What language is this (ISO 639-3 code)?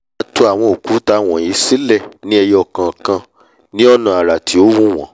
yor